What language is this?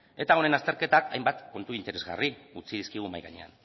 Basque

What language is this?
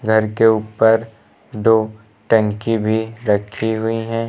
Hindi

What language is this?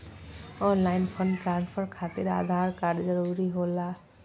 Magahi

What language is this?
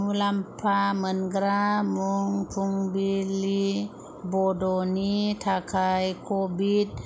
Bodo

